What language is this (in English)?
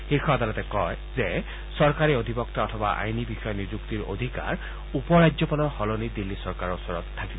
Assamese